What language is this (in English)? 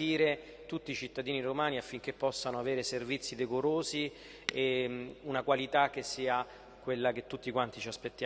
Italian